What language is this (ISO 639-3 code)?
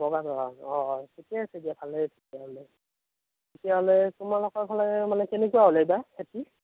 asm